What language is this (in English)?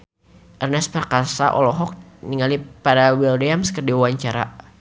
Sundanese